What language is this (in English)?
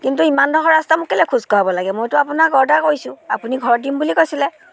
Assamese